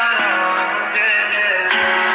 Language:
Chhattisgarhi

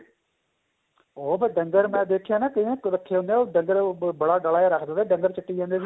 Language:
Punjabi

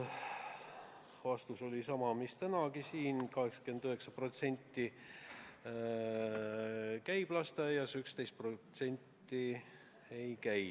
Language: Estonian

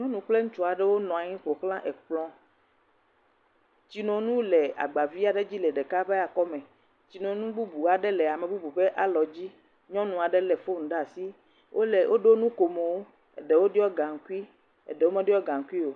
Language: Ewe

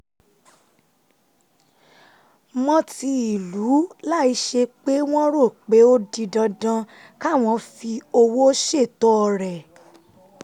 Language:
Yoruba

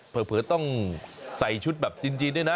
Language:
Thai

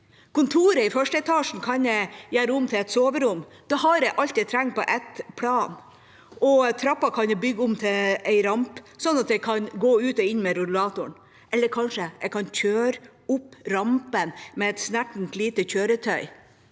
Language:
Norwegian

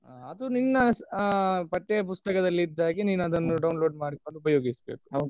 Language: Kannada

